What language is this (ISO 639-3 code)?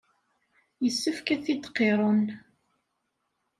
kab